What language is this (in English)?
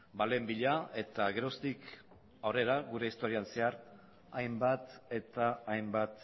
Basque